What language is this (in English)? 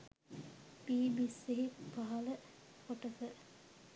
Sinhala